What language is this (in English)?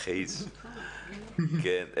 Hebrew